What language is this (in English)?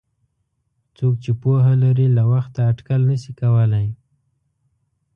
Pashto